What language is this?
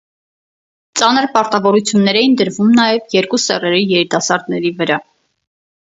Armenian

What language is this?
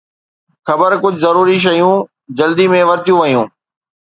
Sindhi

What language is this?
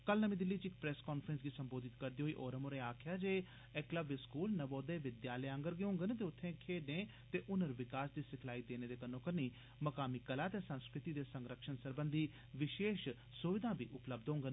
Dogri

